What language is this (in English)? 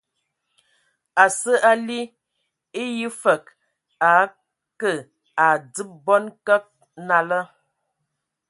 Ewondo